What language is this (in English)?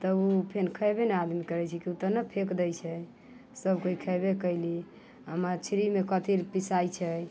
Maithili